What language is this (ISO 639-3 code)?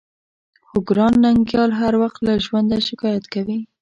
pus